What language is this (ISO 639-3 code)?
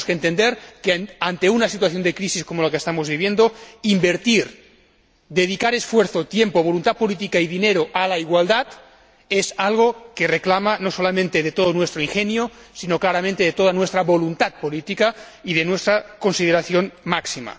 spa